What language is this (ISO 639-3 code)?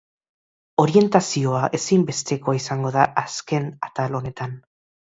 eus